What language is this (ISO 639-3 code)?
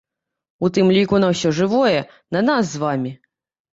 bel